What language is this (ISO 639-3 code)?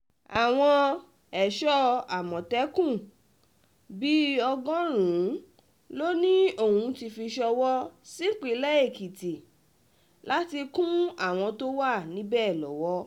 yor